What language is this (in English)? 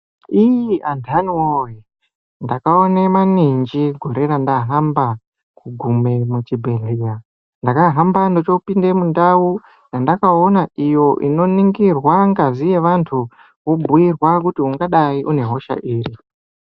Ndau